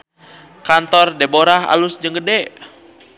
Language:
Sundanese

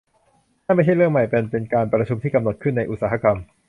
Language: Thai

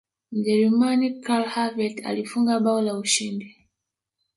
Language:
Swahili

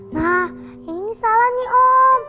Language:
Indonesian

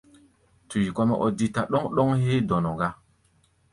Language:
Gbaya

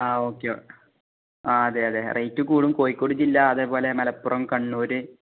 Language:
Malayalam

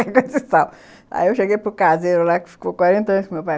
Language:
Portuguese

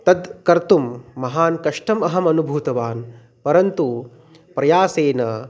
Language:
Sanskrit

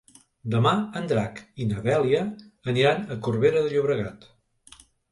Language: Catalan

